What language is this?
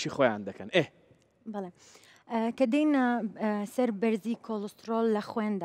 Arabic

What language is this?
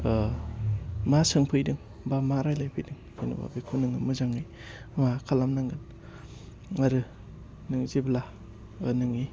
Bodo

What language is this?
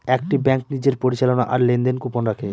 Bangla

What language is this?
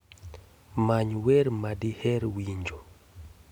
Luo (Kenya and Tanzania)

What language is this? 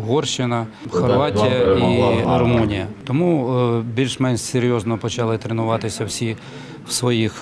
Ukrainian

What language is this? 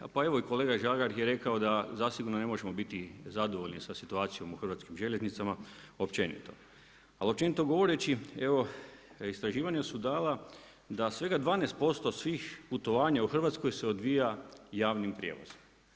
Croatian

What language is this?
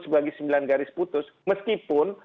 Indonesian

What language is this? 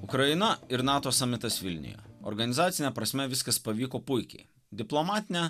Lithuanian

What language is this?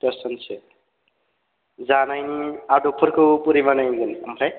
Bodo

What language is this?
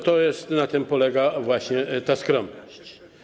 Polish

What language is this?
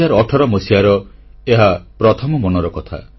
Odia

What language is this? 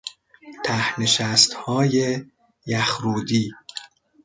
Persian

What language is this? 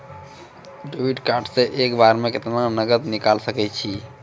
Maithili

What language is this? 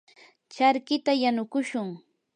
Yanahuanca Pasco Quechua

